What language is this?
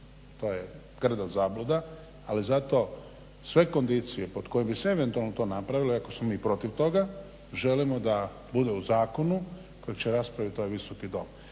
Croatian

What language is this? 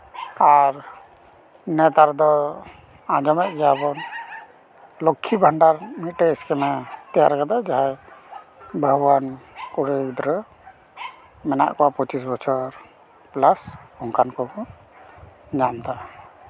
Santali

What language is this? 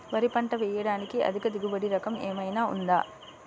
Telugu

